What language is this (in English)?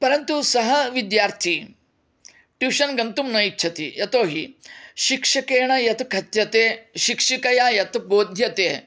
Sanskrit